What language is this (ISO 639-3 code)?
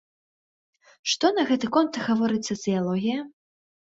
bel